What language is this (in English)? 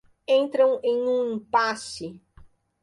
Portuguese